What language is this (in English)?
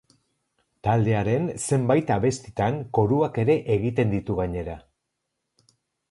Basque